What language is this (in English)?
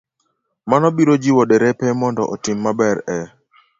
Luo (Kenya and Tanzania)